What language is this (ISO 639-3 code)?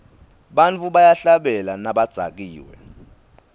ssw